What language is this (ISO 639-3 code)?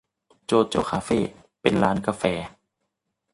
tha